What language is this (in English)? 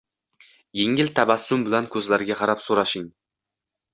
Uzbek